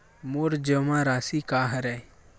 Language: Chhattisgarhi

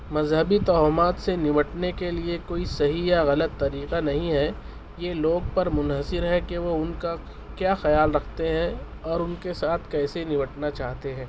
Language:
Urdu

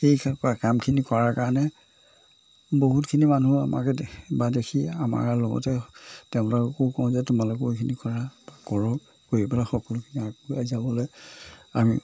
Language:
Assamese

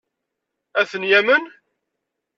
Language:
Kabyle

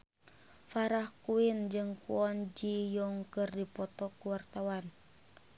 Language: Sundanese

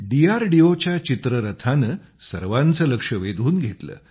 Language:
Marathi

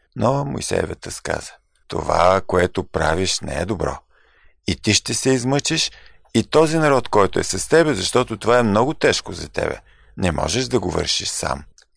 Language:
Bulgarian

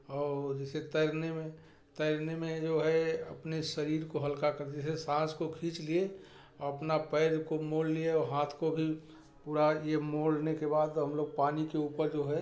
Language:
Hindi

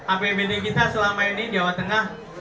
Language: Indonesian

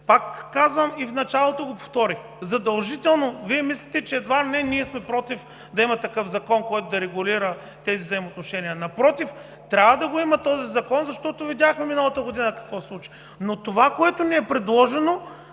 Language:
Bulgarian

